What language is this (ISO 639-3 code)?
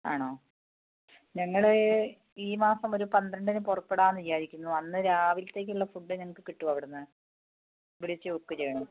mal